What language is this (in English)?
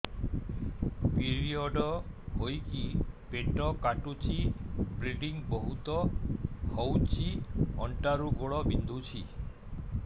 Odia